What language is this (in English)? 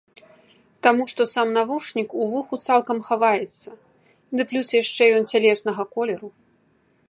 Belarusian